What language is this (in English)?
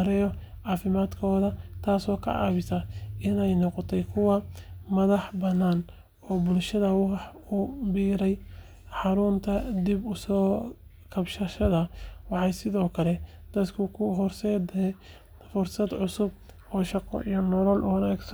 Somali